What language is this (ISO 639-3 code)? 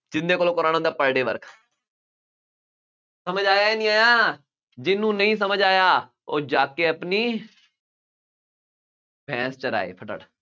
pan